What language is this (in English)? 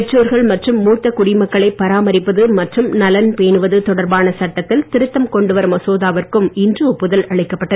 Tamil